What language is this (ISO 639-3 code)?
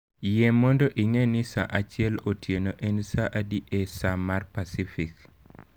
luo